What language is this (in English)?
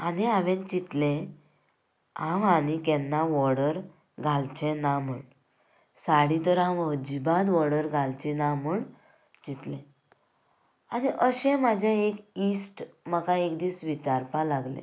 Konkani